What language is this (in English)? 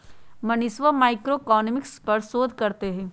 Magahi